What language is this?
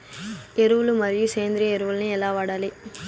Telugu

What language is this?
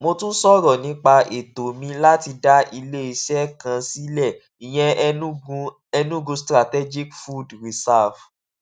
Yoruba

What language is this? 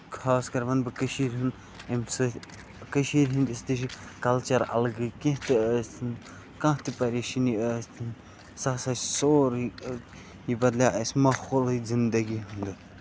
Kashmiri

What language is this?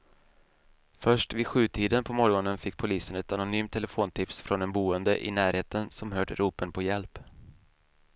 Swedish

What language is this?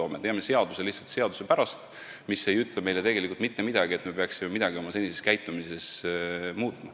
Estonian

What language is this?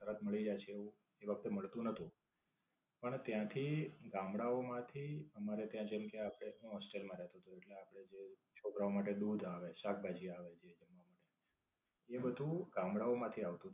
Gujarati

